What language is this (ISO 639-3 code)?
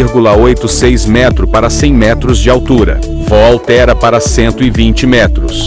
por